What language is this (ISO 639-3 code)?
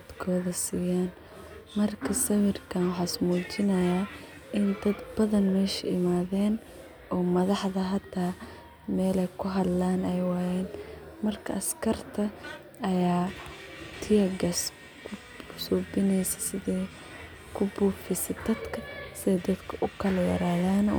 som